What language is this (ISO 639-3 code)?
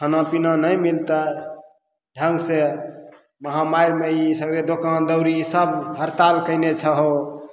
mai